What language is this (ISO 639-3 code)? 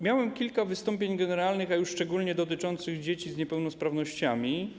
pol